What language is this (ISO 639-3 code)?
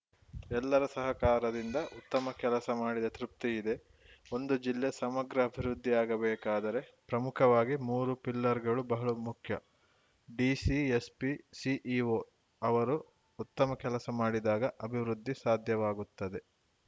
kan